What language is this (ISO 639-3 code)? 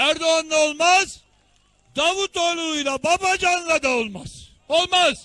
tur